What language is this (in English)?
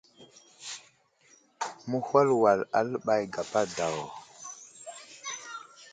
Wuzlam